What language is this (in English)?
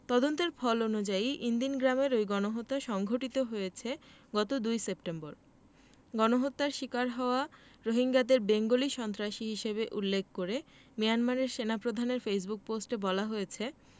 Bangla